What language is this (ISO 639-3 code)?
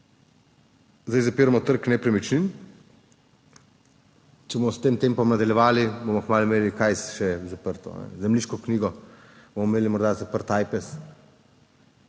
slv